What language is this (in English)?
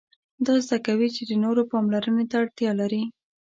Pashto